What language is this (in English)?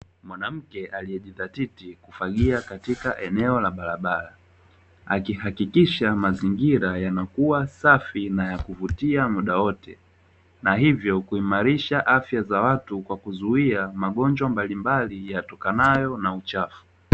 Swahili